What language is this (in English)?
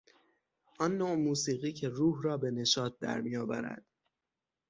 Persian